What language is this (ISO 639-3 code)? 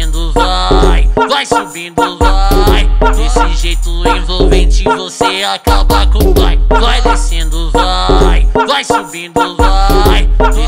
ron